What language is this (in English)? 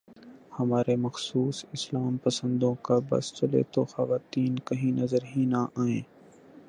Urdu